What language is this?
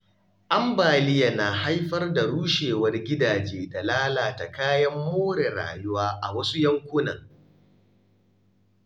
Hausa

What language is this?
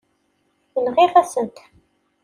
Kabyle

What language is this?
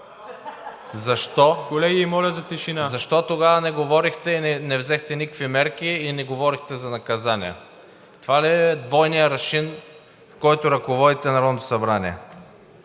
Bulgarian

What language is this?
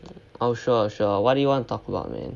English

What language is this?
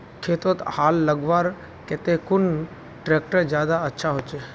Magahi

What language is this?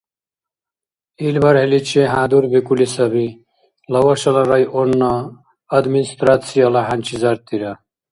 Dargwa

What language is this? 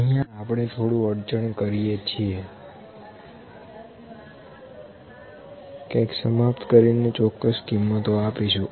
Gujarati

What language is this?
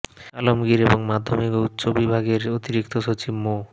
Bangla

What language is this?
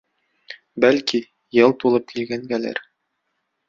Bashkir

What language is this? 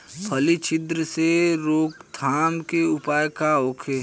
Bhojpuri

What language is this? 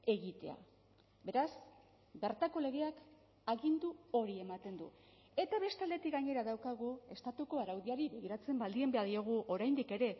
Basque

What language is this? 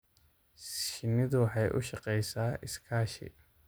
Somali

